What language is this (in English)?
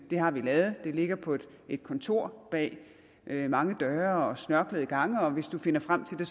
Danish